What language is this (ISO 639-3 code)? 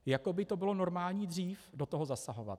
ces